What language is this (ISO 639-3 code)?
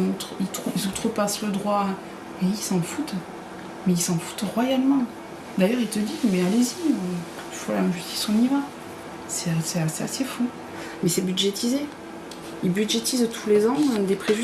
fra